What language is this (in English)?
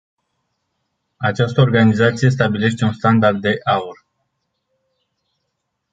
Romanian